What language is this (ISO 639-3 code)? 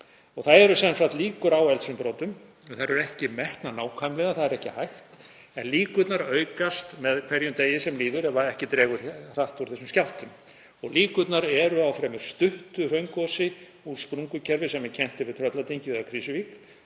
isl